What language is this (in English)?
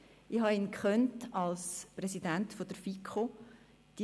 Swiss German